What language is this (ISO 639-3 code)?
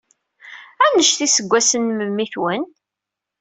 kab